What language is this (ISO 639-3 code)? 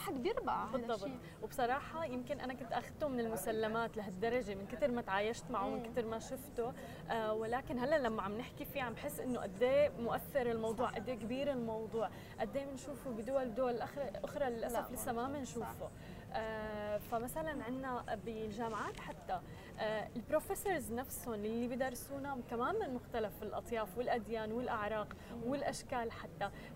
ara